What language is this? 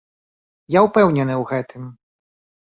Belarusian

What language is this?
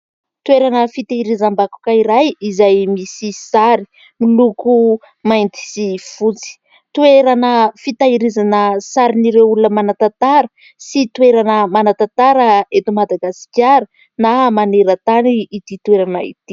Malagasy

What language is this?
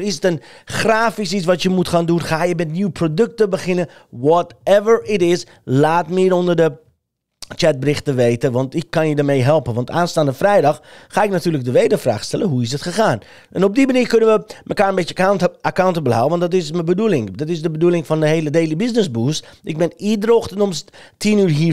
Dutch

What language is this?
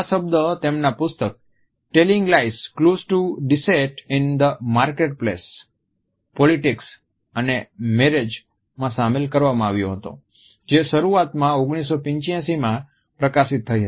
Gujarati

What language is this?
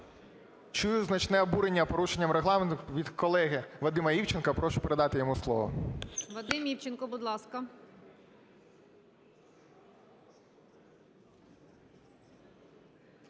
Ukrainian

